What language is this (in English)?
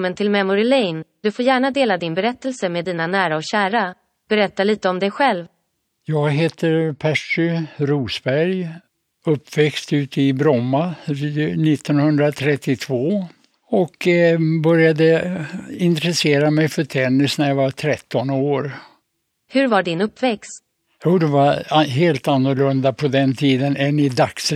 Swedish